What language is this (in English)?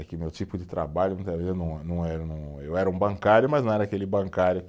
Portuguese